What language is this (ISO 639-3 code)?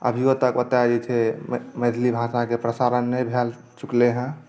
mai